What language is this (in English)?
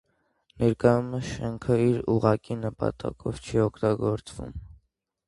Armenian